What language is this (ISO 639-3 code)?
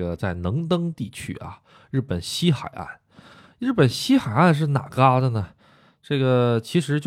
zho